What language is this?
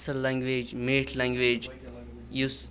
Kashmiri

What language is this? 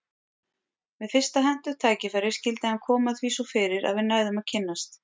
Icelandic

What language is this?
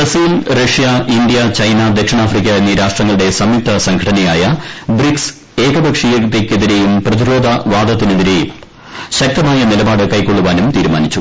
Malayalam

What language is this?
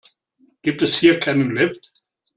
German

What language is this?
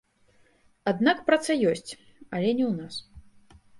Belarusian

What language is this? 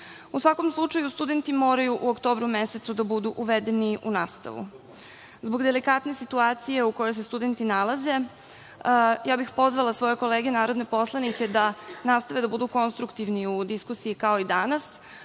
Serbian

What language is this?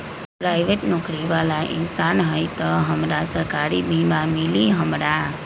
Magahi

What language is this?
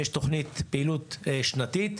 Hebrew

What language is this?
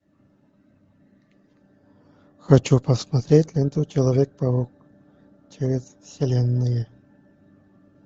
Russian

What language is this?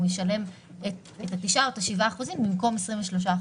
Hebrew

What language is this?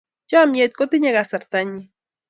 Kalenjin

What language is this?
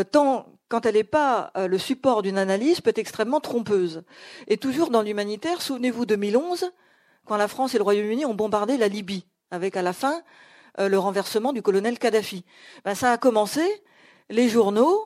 French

